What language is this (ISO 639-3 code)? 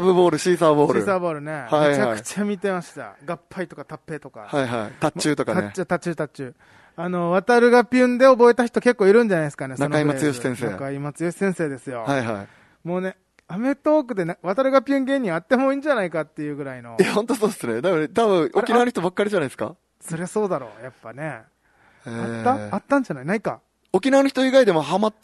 jpn